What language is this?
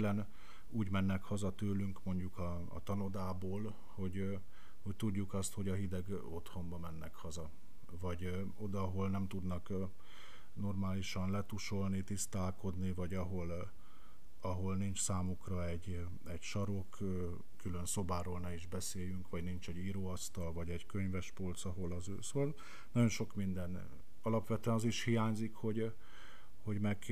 Hungarian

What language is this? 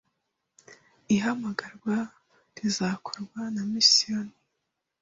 Kinyarwanda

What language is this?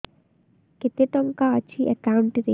Odia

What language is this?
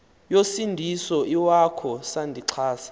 Xhosa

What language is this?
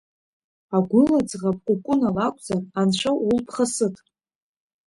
Abkhazian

